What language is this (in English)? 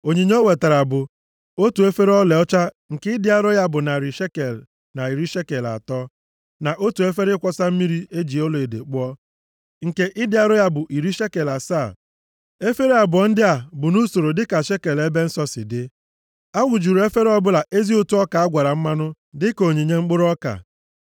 Igbo